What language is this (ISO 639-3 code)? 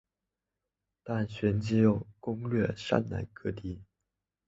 zho